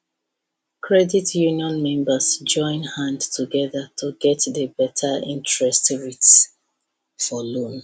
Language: Nigerian Pidgin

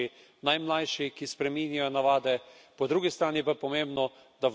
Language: Slovenian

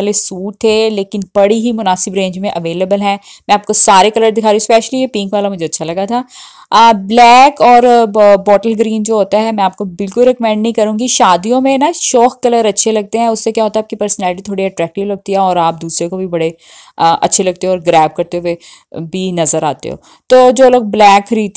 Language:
Hindi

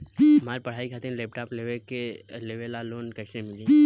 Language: Bhojpuri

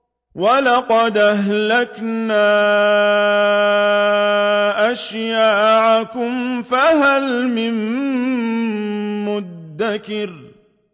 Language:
Arabic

